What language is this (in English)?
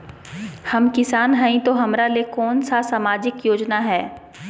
Magahi